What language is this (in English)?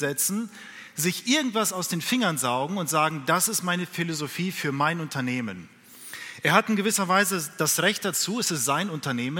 German